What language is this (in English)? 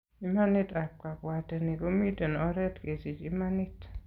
Kalenjin